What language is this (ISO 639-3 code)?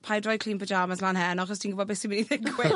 cym